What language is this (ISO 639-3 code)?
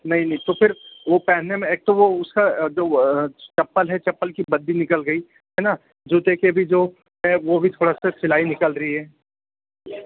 hin